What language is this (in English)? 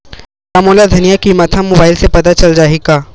Chhattisgarhi